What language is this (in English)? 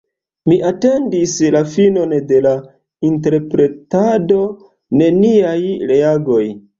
Esperanto